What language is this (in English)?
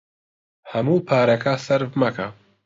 Central Kurdish